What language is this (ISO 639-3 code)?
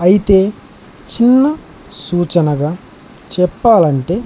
tel